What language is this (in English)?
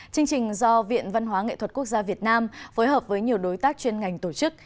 Vietnamese